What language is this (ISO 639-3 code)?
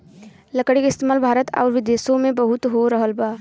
bho